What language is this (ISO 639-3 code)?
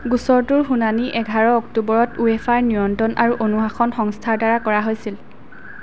asm